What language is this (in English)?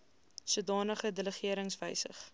Afrikaans